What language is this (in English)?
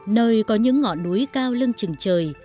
Vietnamese